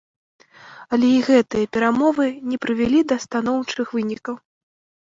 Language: Belarusian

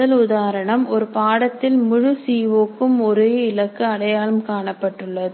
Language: Tamil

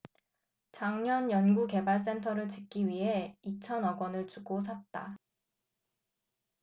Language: Korean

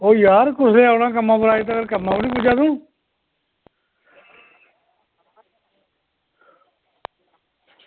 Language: Dogri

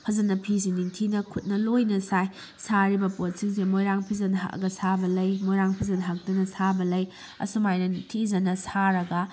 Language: Manipuri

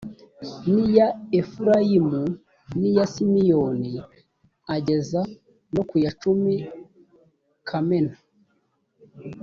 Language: Kinyarwanda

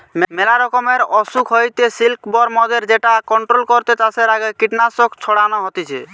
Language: Bangla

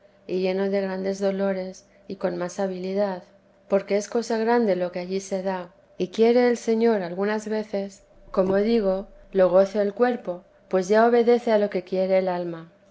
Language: Spanish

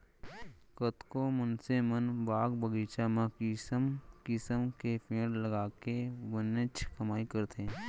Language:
Chhattisgarhi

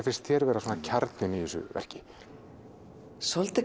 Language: Icelandic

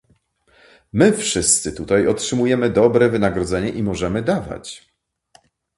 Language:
Polish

